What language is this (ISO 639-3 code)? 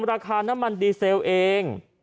tha